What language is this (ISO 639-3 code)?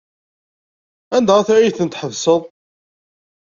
kab